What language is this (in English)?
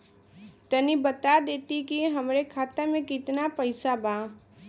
Bhojpuri